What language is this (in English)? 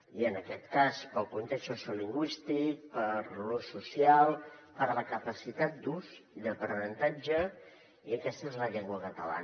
Catalan